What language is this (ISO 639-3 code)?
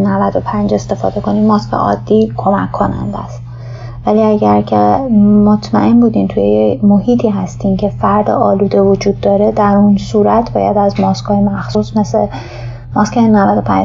fas